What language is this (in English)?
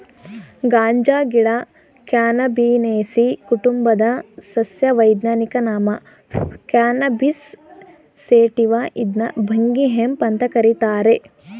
Kannada